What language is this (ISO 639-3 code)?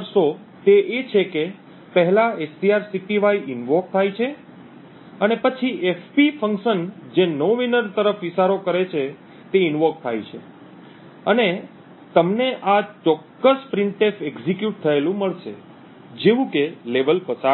guj